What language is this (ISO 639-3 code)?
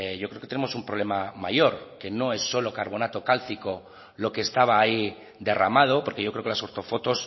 spa